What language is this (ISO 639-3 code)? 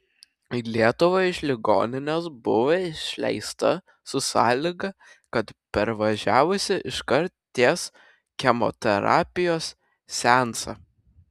lit